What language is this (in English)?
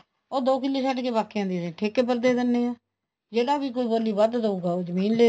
Punjabi